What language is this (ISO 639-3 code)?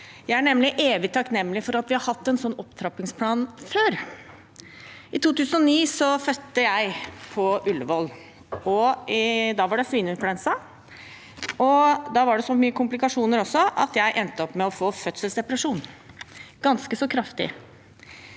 nor